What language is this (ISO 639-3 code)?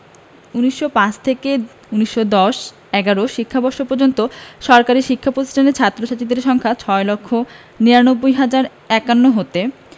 ben